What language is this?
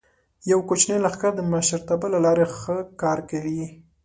Pashto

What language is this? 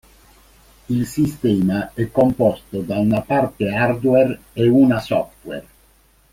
Italian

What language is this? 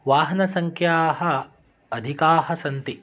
Sanskrit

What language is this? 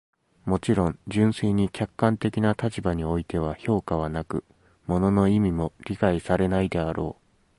Japanese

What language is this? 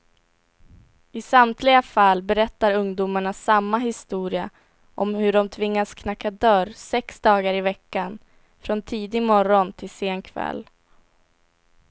Swedish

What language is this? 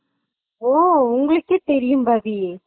Tamil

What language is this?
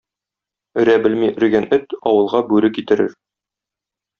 Tatar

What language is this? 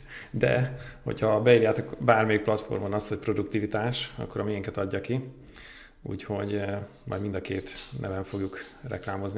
Hungarian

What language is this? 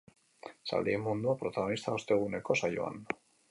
Basque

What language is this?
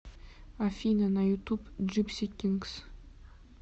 Russian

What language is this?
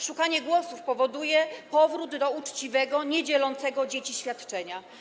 Polish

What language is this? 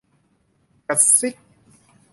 Thai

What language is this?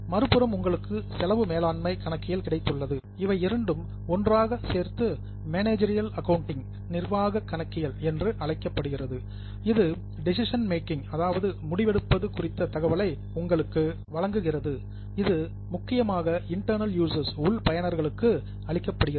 Tamil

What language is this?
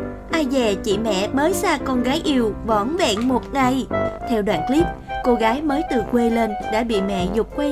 Vietnamese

